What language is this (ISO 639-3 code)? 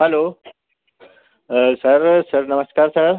hin